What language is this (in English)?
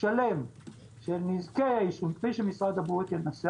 Hebrew